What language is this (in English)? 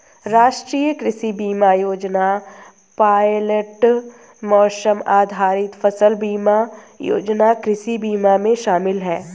Hindi